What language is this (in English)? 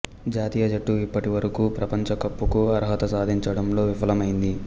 Telugu